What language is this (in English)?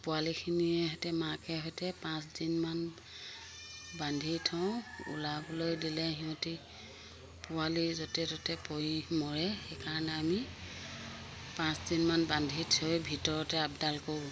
Assamese